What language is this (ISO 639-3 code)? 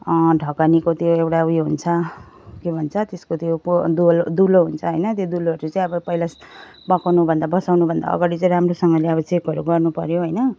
nep